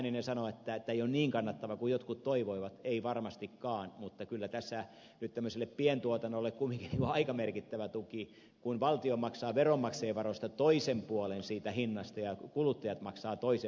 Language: Finnish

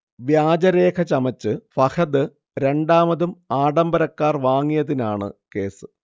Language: Malayalam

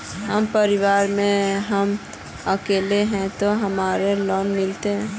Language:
Magahi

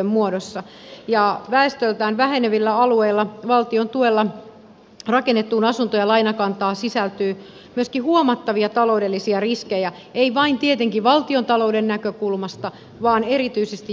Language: Finnish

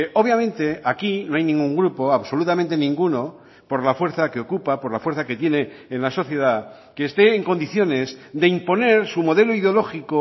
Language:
Spanish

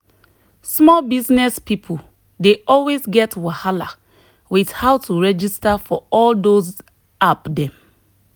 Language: Nigerian Pidgin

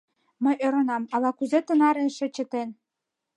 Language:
Mari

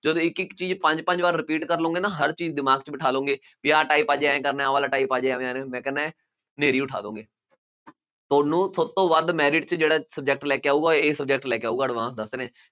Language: Punjabi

